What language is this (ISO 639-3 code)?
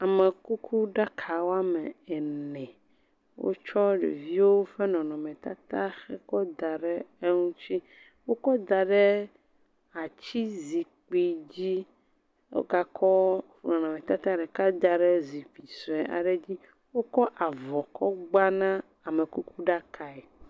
ewe